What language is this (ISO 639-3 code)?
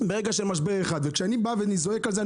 heb